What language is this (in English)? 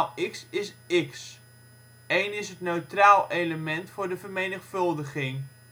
Dutch